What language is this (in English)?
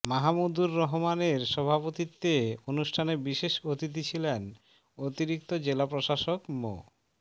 Bangla